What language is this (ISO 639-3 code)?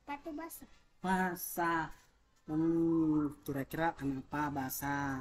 ind